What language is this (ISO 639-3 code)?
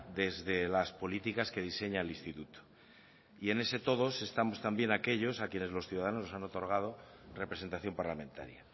spa